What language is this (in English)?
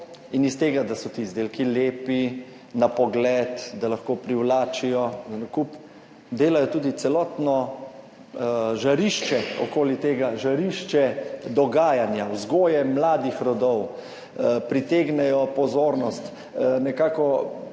Slovenian